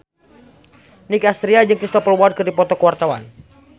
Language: Sundanese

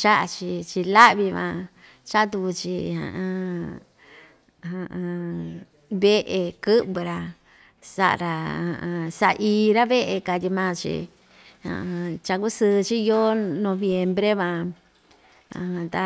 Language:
Ixtayutla Mixtec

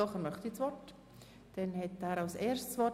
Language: Swiss German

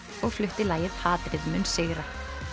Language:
Icelandic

